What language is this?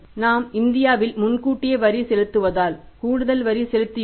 Tamil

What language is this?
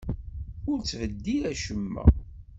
Kabyle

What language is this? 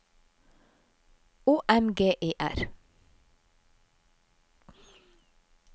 Norwegian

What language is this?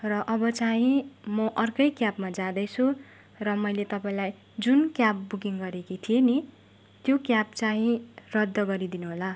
Nepali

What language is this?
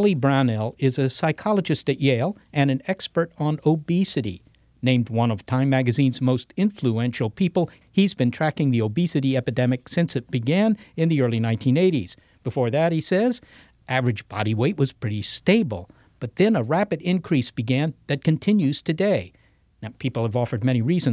English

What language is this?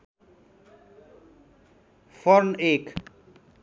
Nepali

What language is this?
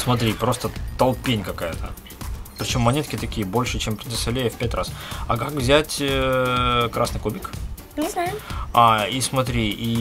Russian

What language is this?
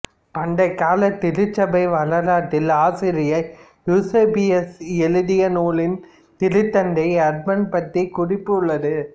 Tamil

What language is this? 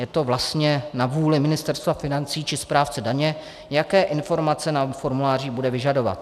Czech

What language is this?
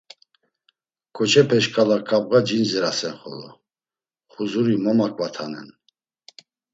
Laz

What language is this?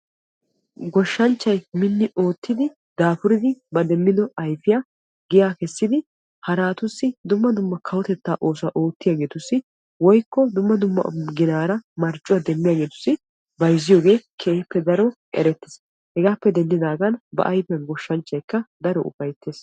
Wolaytta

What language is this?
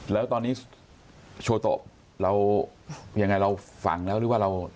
Thai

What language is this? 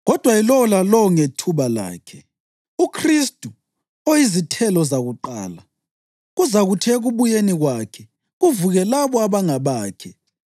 North Ndebele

